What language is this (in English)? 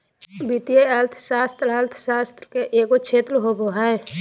Magahi